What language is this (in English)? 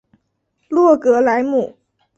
Chinese